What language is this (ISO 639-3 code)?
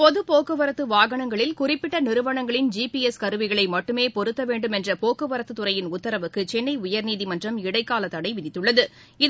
tam